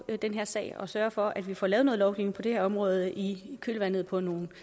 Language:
Danish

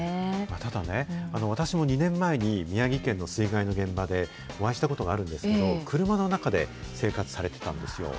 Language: Japanese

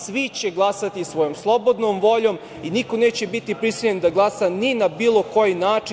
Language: Serbian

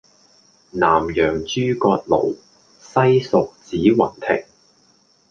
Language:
Cantonese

